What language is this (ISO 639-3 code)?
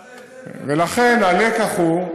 heb